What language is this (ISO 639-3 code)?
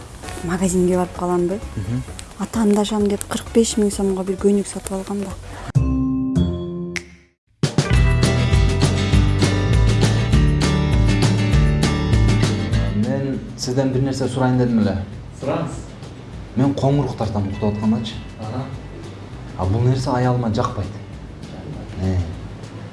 nld